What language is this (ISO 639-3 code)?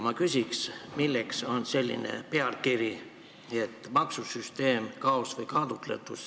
est